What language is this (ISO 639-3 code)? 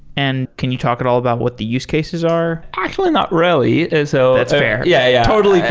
eng